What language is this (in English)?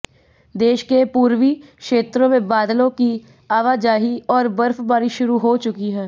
Hindi